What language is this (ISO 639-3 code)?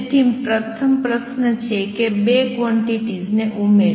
guj